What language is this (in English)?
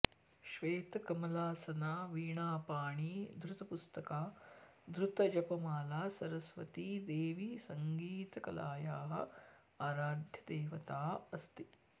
Sanskrit